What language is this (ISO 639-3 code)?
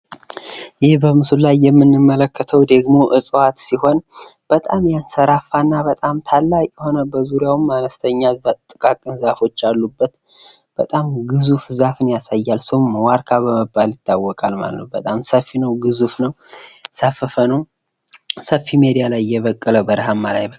amh